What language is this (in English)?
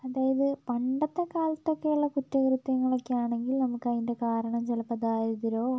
Malayalam